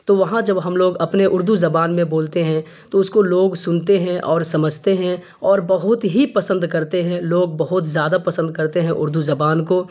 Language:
Urdu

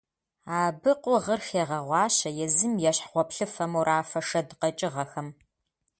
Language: Kabardian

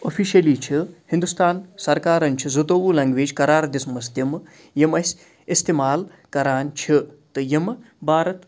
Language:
Kashmiri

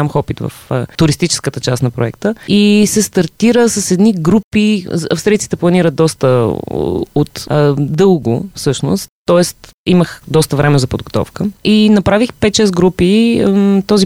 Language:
Bulgarian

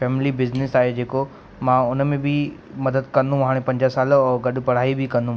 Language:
Sindhi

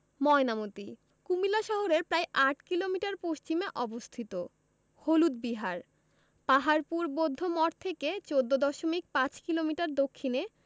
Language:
Bangla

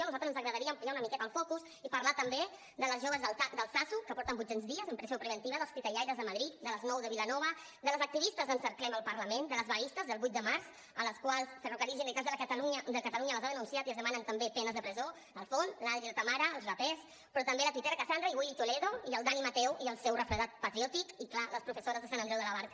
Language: Catalan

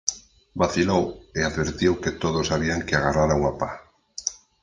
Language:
Galician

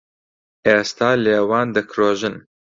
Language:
Central Kurdish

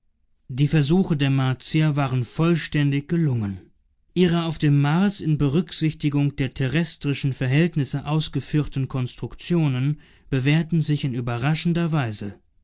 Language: German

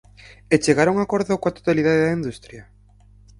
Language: Galician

